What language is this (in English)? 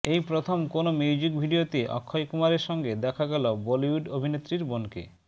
Bangla